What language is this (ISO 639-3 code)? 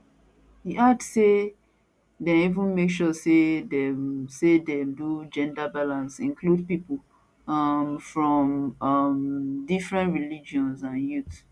pcm